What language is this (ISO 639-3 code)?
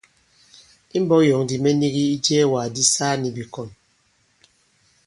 abb